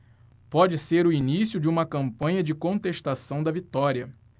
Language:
Portuguese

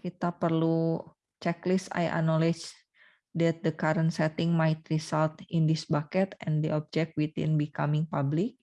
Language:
Indonesian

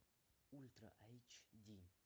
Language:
Russian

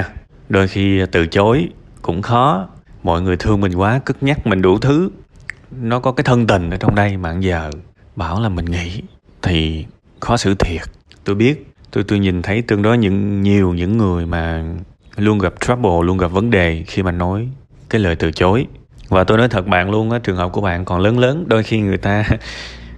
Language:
Vietnamese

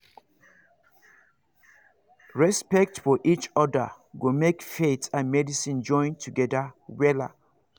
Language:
Nigerian Pidgin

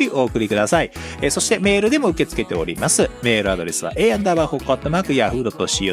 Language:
Japanese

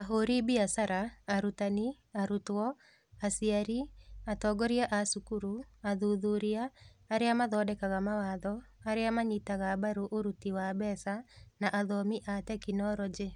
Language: Kikuyu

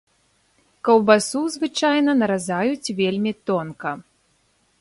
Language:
Belarusian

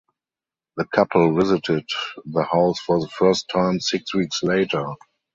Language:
English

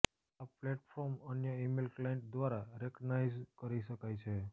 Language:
Gujarati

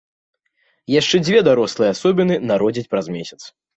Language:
Belarusian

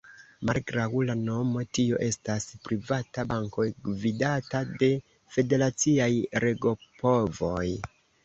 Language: Esperanto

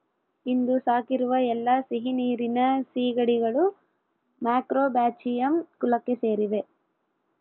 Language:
Kannada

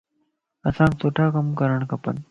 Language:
Lasi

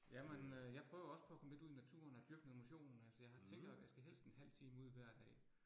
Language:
Danish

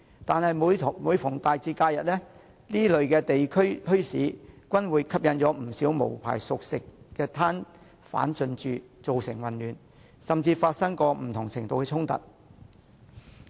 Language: Cantonese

